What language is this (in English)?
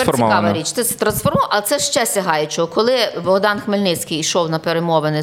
Ukrainian